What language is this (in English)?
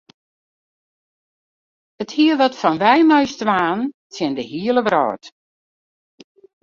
Western Frisian